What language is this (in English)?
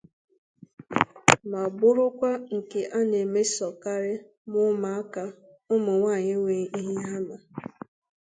Igbo